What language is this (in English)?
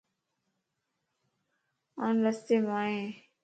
Lasi